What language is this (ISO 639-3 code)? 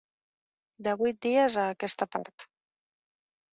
cat